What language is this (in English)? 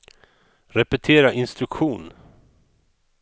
Swedish